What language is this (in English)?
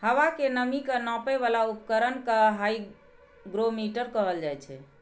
Maithili